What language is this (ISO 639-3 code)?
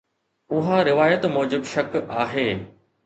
snd